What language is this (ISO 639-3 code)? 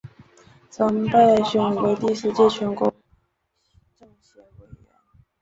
zho